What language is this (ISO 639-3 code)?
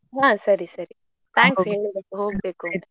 kan